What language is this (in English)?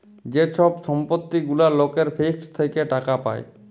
Bangla